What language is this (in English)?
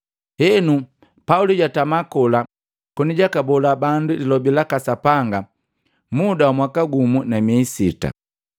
Matengo